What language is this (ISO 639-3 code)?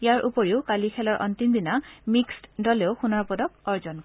asm